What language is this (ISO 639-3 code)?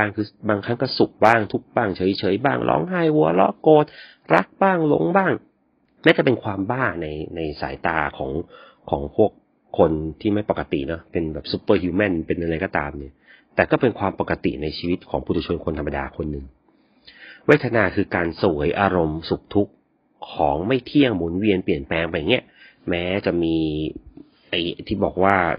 tha